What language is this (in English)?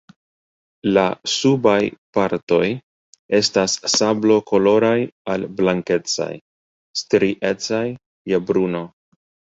Esperanto